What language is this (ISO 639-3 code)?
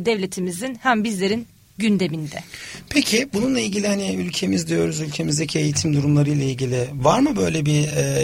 tur